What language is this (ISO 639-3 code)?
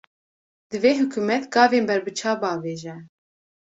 kur